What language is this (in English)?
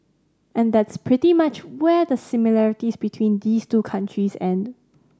English